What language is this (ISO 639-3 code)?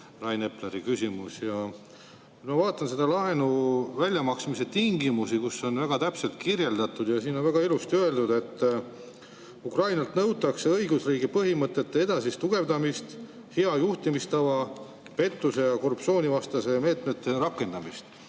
est